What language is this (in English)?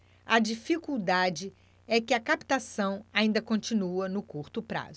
Portuguese